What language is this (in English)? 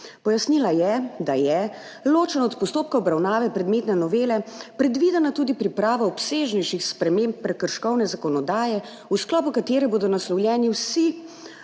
Slovenian